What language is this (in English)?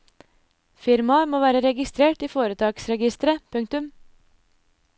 Norwegian